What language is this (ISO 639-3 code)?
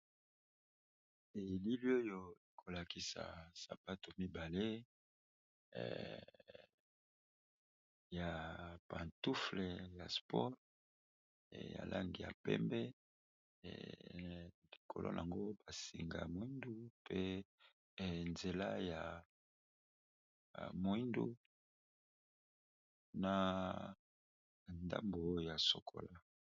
lin